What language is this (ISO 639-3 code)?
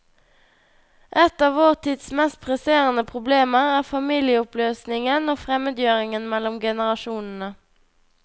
nor